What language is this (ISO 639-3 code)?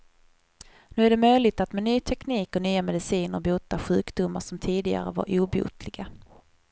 swe